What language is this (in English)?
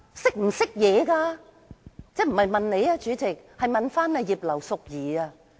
Cantonese